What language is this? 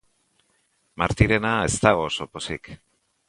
Basque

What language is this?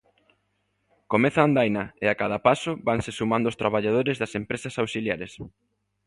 Galician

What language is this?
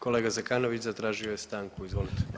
Croatian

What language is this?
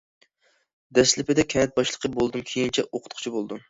Uyghur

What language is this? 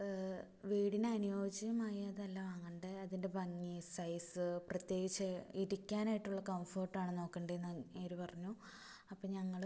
Malayalam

